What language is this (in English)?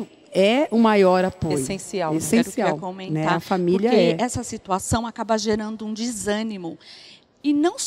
Portuguese